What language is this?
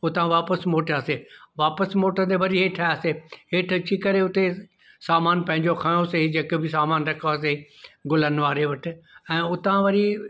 Sindhi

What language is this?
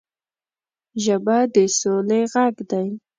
Pashto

